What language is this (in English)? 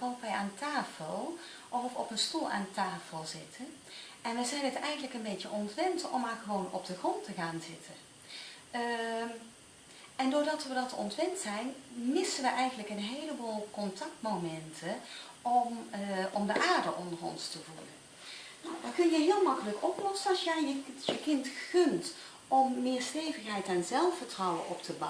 Dutch